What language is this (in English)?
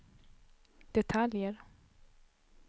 Swedish